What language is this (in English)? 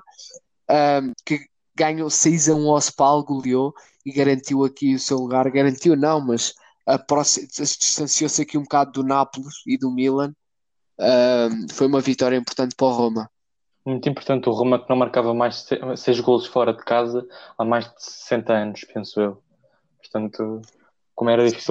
Portuguese